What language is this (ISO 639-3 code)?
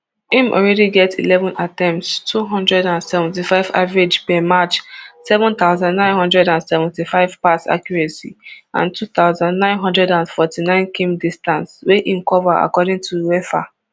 pcm